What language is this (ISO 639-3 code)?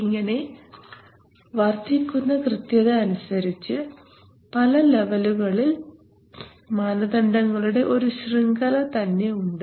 mal